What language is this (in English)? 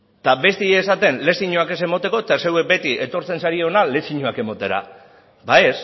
Basque